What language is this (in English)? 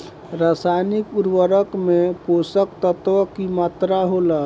Bhojpuri